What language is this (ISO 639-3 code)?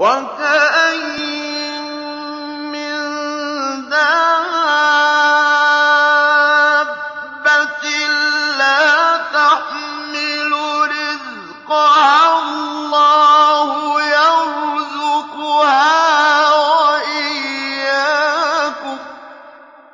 ara